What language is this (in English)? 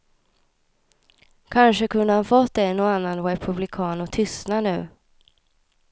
Swedish